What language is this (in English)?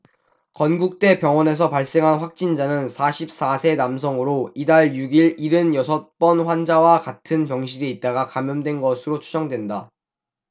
Korean